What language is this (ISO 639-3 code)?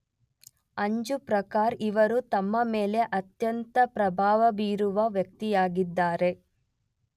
kan